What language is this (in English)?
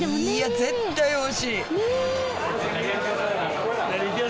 Japanese